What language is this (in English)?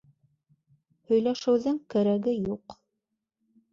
Bashkir